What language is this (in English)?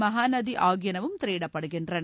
Tamil